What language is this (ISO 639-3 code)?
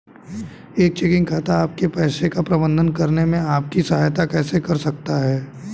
hin